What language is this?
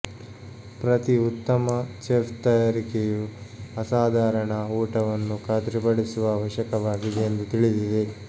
Kannada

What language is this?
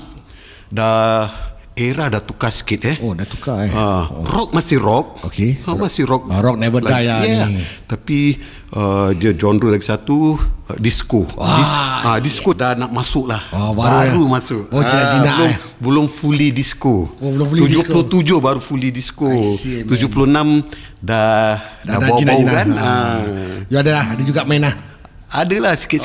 Malay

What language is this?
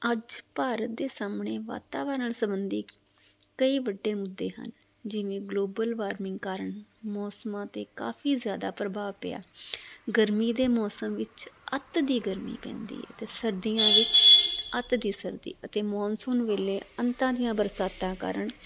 Punjabi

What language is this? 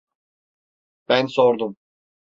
Turkish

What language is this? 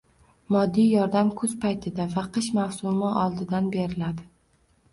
Uzbek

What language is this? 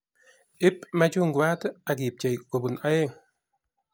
Kalenjin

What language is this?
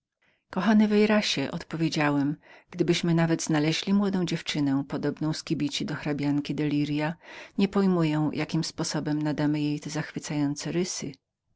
Polish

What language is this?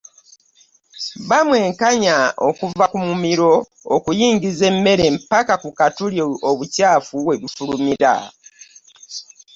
Ganda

